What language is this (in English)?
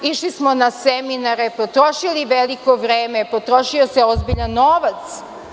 Serbian